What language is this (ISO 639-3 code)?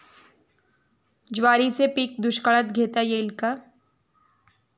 mar